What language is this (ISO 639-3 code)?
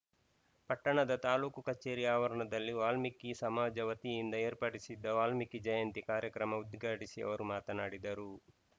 kan